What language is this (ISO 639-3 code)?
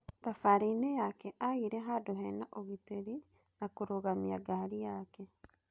kik